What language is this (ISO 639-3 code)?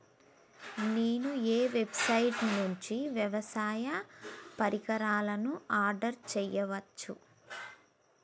tel